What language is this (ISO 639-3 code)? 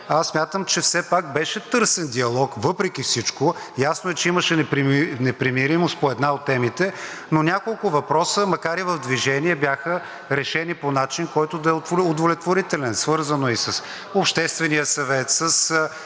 bul